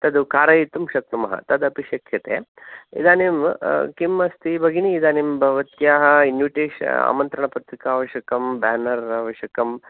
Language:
Sanskrit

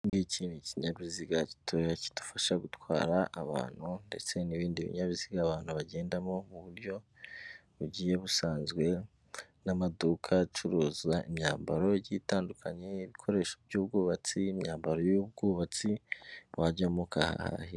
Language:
Kinyarwanda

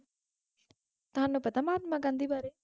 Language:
Punjabi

